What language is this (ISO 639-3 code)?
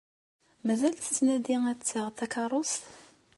kab